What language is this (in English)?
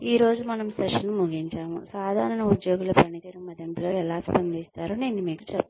Telugu